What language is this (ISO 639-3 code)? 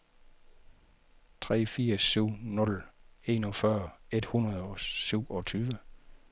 dan